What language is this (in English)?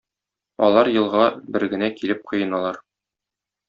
Tatar